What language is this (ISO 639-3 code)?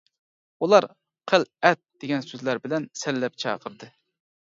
uig